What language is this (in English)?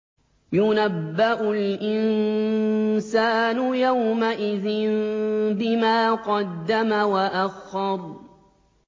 Arabic